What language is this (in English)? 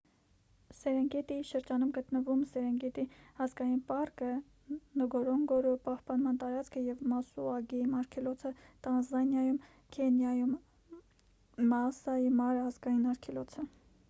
Armenian